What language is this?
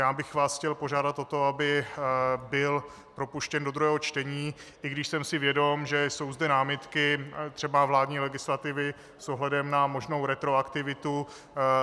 Czech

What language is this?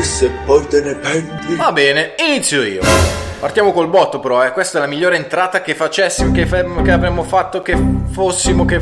Italian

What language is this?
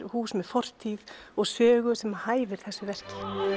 Icelandic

